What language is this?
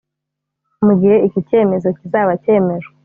Kinyarwanda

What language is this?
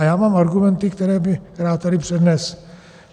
Czech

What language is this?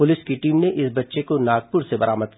Hindi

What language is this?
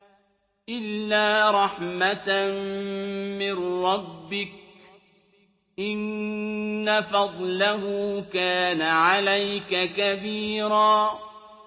Arabic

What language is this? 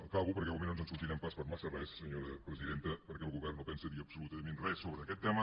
Catalan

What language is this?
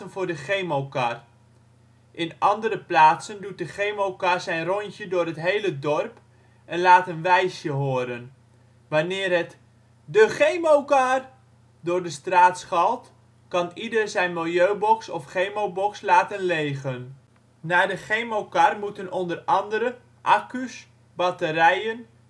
Dutch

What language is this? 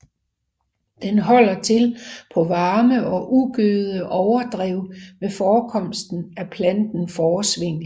Danish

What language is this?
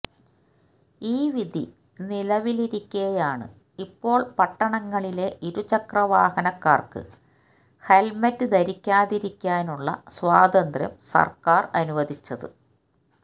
Malayalam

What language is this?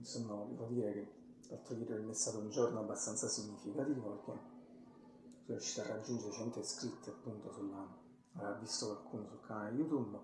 Italian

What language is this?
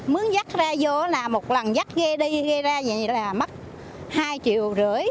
Vietnamese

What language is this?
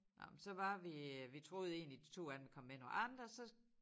Danish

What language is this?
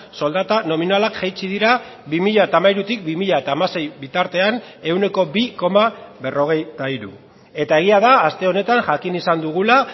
Basque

